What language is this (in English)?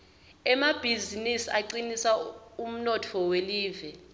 Swati